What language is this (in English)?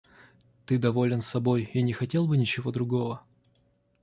Russian